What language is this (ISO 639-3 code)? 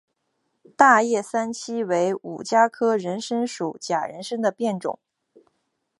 zho